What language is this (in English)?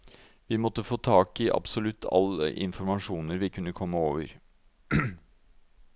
Norwegian